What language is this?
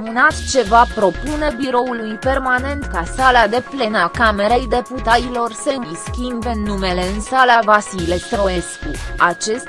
Romanian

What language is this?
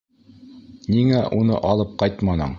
Bashkir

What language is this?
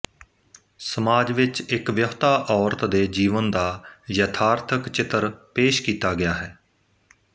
Punjabi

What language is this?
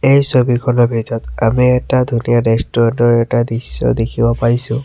Assamese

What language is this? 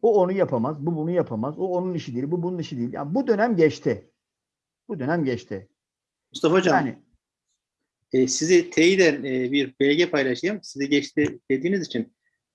Turkish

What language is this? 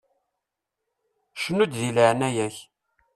Kabyle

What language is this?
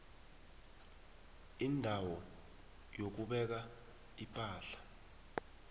South Ndebele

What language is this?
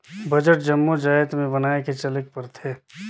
Chhattisgarhi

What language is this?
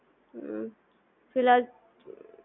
Gujarati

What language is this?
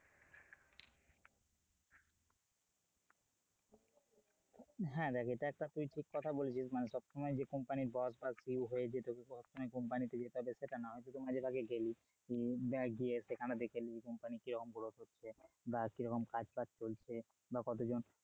Bangla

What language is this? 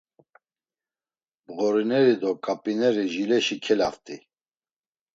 Laz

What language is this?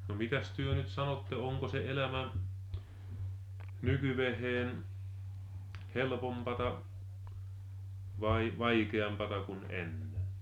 Finnish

